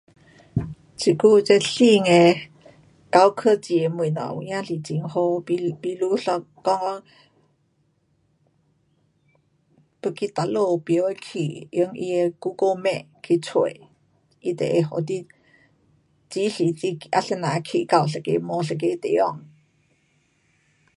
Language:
Pu-Xian Chinese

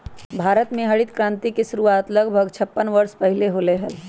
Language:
Magahi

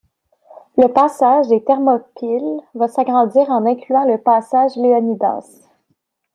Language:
French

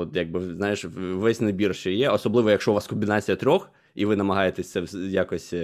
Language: Ukrainian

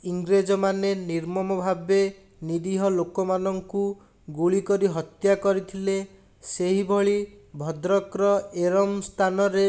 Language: Odia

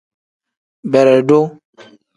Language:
Tem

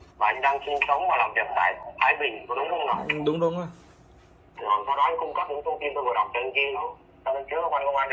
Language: Vietnamese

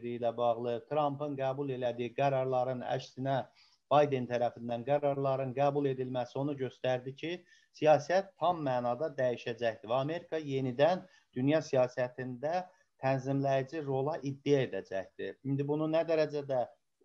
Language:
Turkish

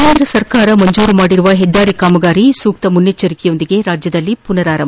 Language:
Kannada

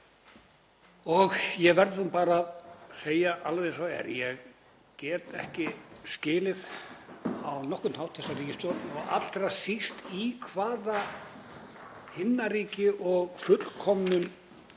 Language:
Icelandic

